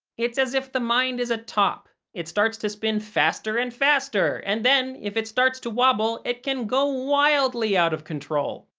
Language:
English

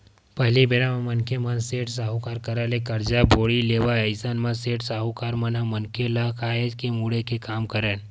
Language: Chhattisgarhi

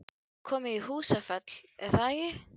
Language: Icelandic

